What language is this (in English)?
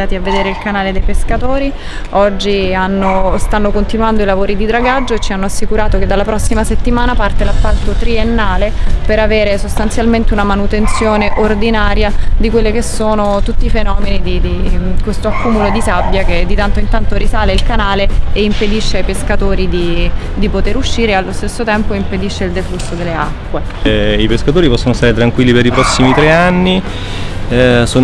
Italian